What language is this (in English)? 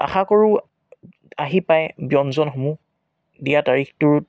Assamese